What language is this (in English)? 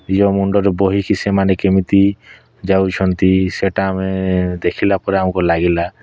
Odia